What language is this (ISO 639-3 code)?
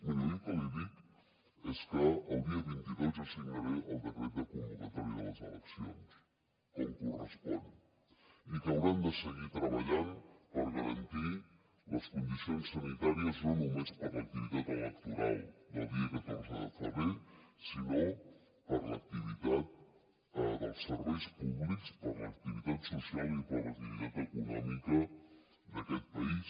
cat